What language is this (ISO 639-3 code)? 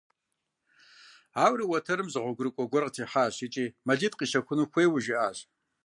kbd